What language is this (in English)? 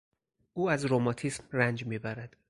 Persian